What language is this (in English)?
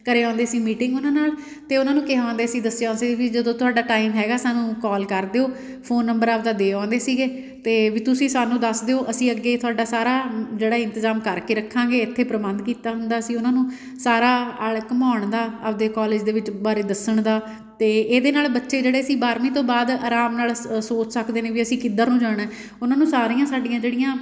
Punjabi